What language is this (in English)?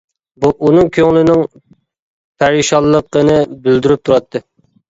Uyghur